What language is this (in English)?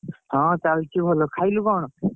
Odia